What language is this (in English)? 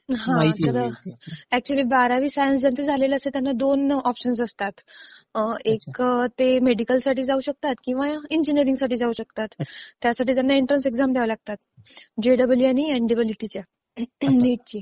Marathi